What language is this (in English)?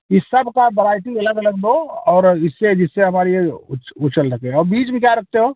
Hindi